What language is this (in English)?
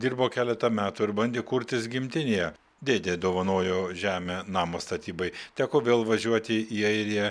Lithuanian